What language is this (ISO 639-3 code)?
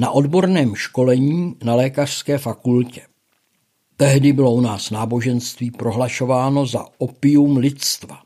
ces